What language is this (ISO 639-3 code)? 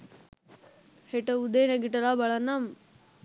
sin